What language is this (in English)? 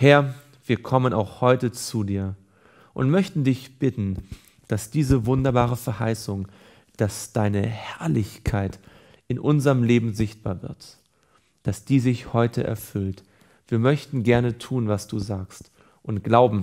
German